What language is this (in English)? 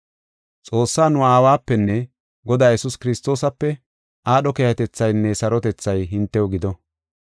Gofa